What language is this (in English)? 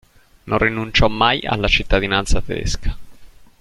Italian